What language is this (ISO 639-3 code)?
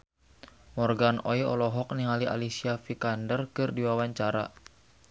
sun